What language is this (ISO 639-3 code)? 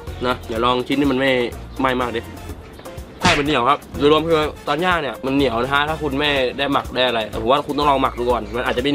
tha